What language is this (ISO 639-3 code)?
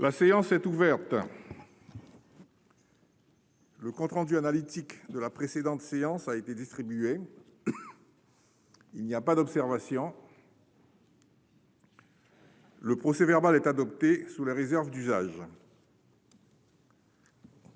fra